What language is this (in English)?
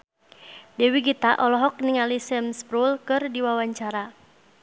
Sundanese